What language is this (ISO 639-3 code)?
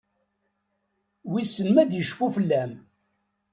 kab